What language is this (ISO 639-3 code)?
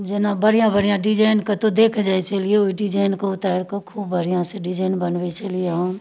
mai